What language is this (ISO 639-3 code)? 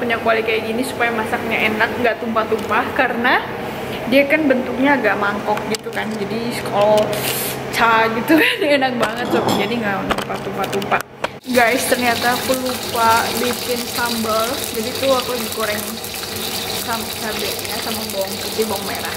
ind